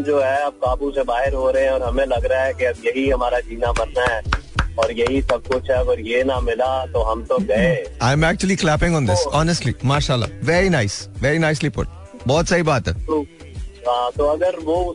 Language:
Hindi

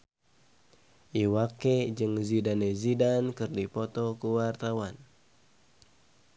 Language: Sundanese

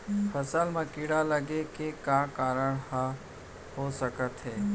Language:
Chhattisgarhi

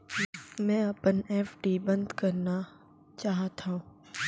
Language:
Chhattisgarhi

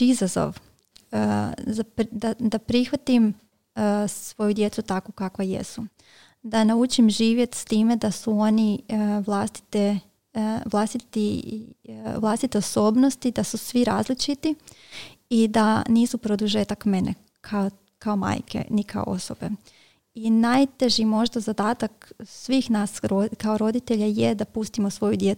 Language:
Croatian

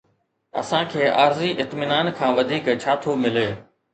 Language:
Sindhi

